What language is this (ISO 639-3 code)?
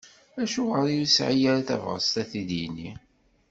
kab